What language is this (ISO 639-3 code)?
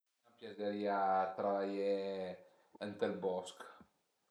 pms